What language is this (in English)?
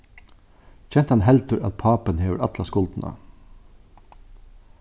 Faroese